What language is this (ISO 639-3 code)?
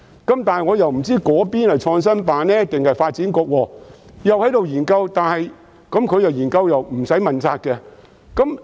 yue